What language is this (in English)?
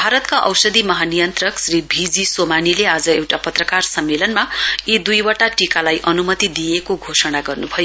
Nepali